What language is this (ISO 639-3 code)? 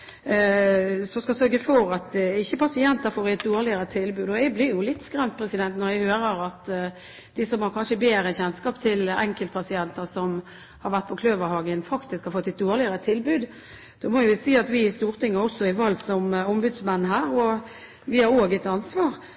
nob